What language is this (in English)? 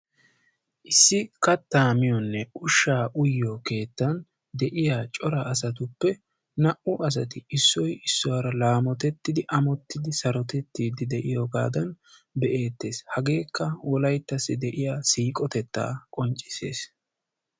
Wolaytta